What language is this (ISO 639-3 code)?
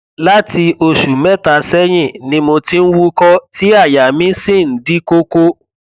yor